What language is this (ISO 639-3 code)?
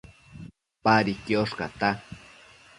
mcf